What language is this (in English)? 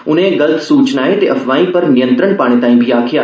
Dogri